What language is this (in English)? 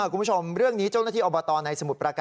Thai